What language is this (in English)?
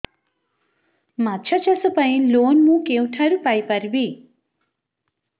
Odia